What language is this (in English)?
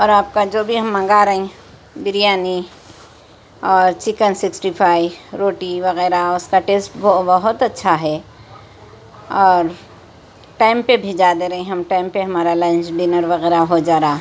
Urdu